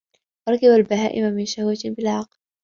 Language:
Arabic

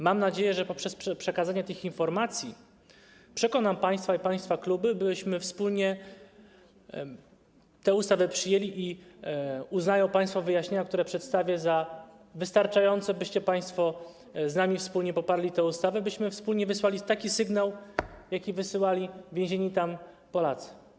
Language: Polish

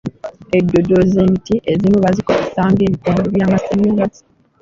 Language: Ganda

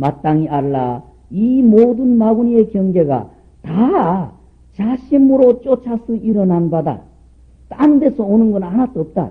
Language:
Korean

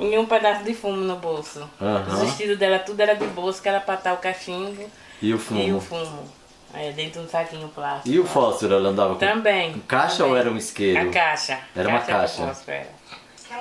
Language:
Portuguese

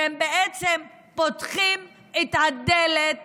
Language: Hebrew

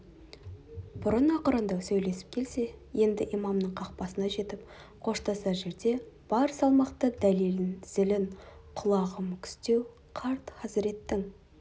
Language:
Kazakh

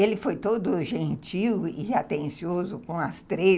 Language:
Portuguese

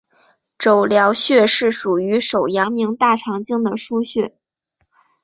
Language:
Chinese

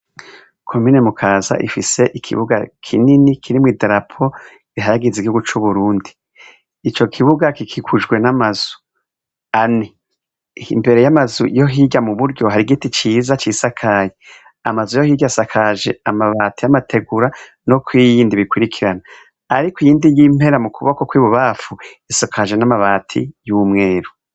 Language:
Rundi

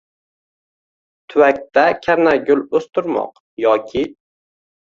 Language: Uzbek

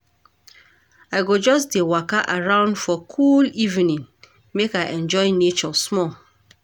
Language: Nigerian Pidgin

